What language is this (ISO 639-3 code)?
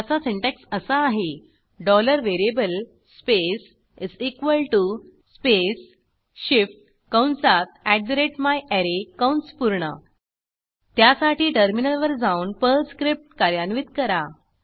mar